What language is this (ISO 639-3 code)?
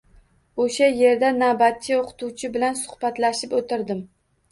uzb